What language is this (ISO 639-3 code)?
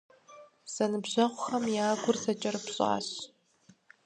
kbd